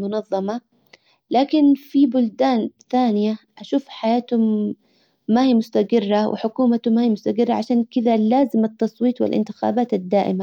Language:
Hijazi Arabic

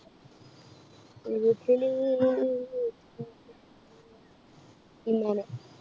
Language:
Malayalam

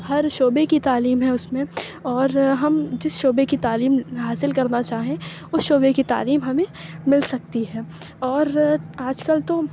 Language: Urdu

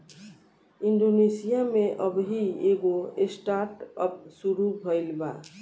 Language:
Bhojpuri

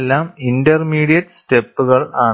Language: Malayalam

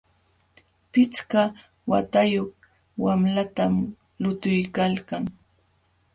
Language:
Jauja Wanca Quechua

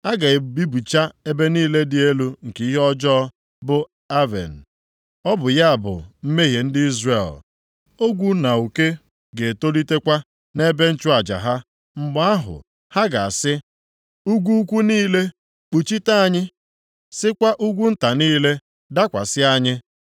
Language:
Igbo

